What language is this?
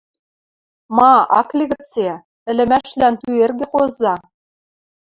Western Mari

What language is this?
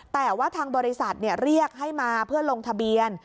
Thai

